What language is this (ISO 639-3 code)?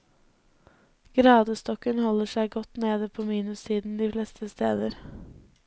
nor